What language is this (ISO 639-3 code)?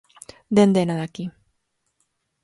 eus